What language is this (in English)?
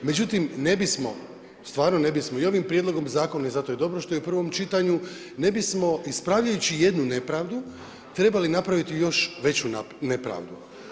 Croatian